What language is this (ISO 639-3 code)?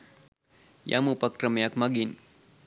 sin